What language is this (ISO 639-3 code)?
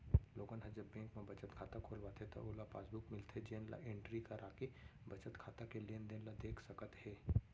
hne